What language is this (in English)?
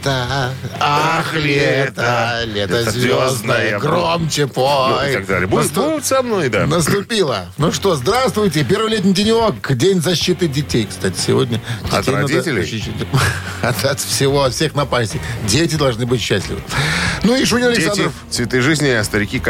Russian